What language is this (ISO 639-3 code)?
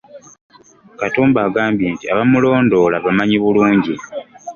lug